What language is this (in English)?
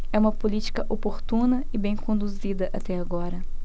Portuguese